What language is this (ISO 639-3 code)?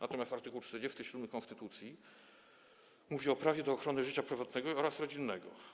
pol